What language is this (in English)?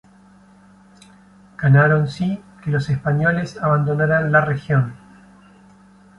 Spanish